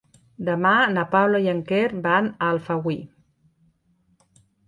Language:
Catalan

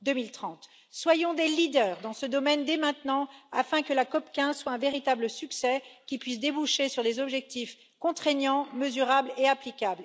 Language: French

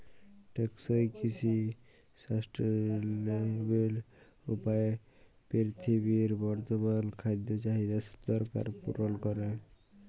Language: Bangla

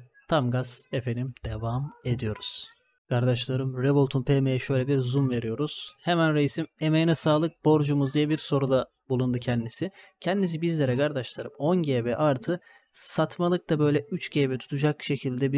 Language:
Turkish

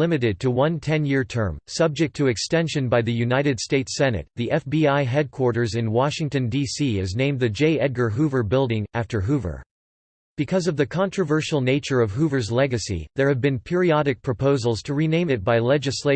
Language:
English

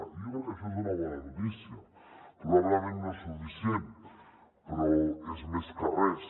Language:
Catalan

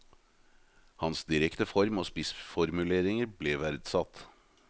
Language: Norwegian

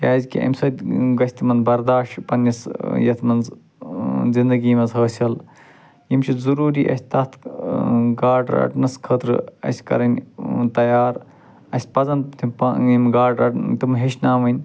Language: Kashmiri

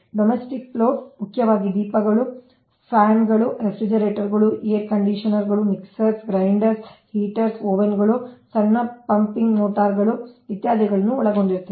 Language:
Kannada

